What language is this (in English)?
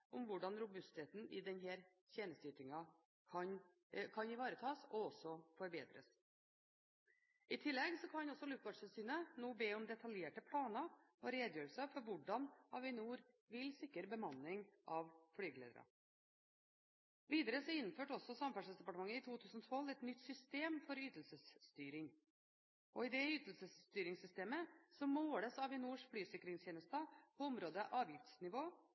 Norwegian Bokmål